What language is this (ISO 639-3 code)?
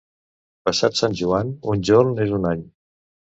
cat